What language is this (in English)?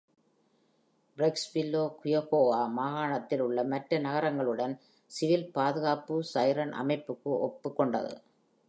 Tamil